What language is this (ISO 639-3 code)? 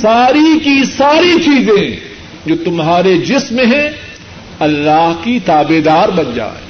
urd